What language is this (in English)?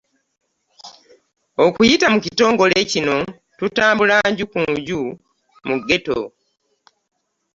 Ganda